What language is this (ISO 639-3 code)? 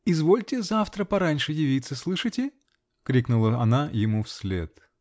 rus